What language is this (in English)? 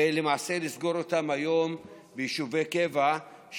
Hebrew